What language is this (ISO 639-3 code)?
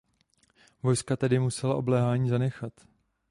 ces